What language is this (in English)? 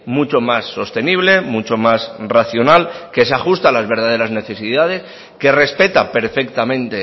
Spanish